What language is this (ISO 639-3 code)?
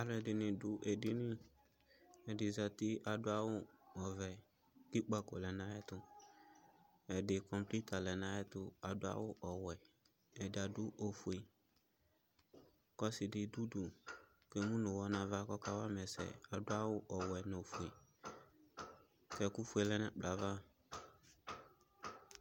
kpo